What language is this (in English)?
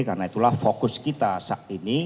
Indonesian